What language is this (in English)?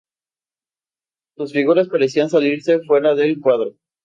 Spanish